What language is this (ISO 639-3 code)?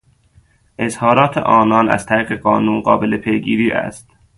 fas